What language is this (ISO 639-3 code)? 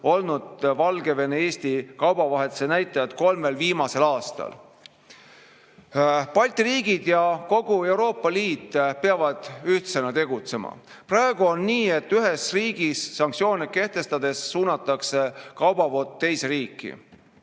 est